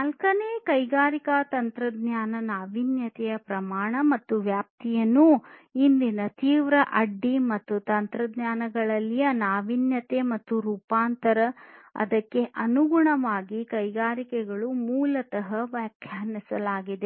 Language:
Kannada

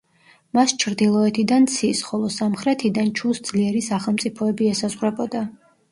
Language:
Georgian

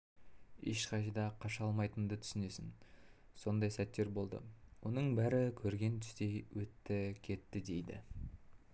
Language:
Kazakh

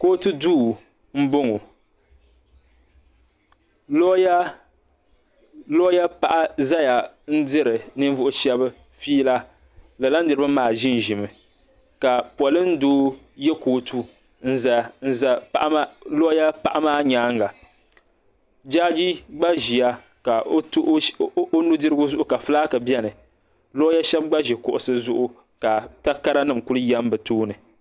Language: Dagbani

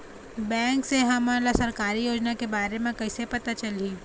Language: Chhattisgarhi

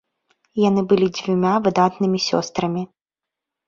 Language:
Belarusian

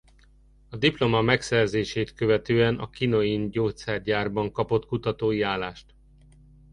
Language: Hungarian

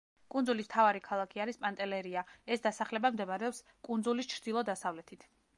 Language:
Georgian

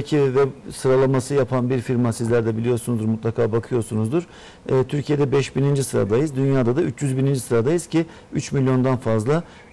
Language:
Turkish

